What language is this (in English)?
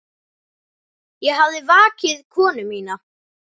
Icelandic